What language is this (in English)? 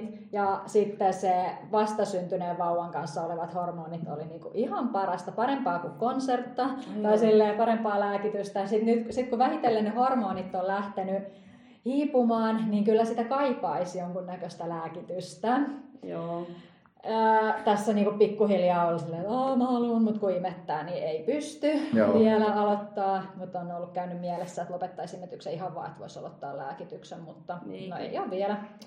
Finnish